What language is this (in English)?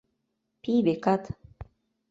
Mari